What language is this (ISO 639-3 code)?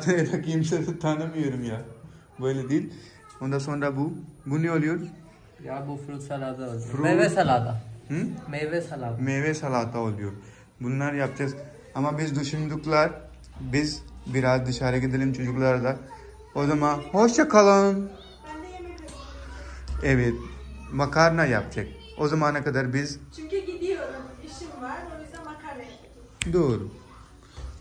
tur